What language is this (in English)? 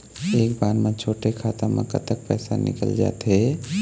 Chhattisgarhi